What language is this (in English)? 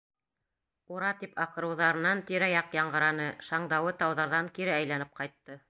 Bashkir